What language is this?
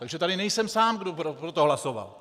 Czech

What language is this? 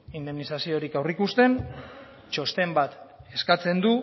Basque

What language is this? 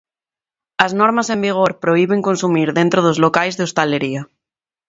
Galician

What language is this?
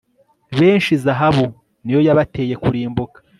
Kinyarwanda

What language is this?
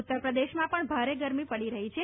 Gujarati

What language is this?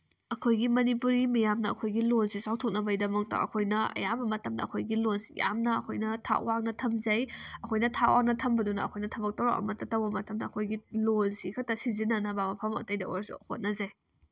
Manipuri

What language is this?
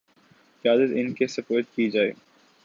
Urdu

